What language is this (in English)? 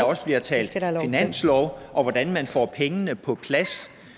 Danish